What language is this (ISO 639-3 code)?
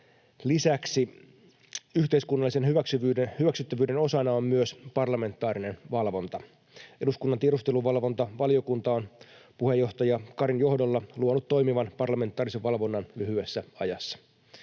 fin